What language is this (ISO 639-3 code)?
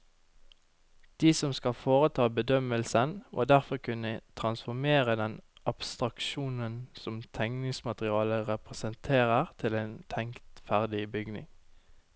nor